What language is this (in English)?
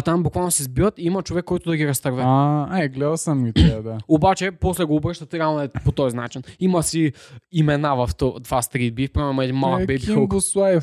Bulgarian